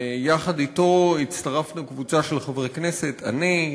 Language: Hebrew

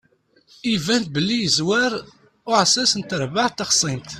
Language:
Kabyle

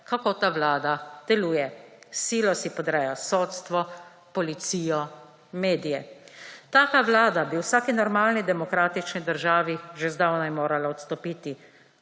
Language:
Slovenian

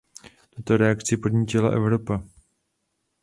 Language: Czech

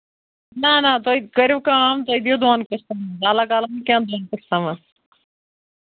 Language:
Kashmiri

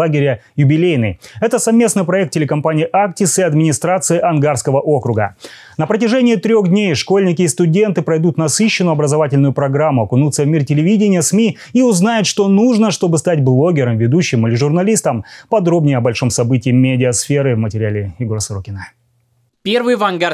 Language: Russian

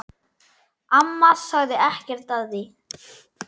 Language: Icelandic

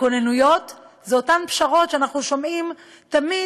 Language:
Hebrew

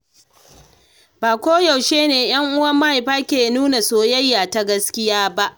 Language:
Hausa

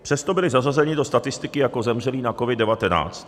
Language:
Czech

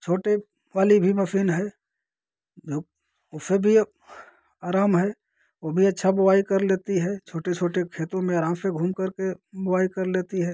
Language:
Hindi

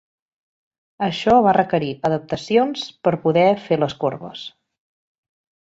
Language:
Catalan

